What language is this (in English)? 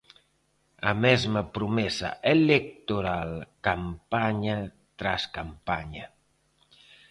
Galician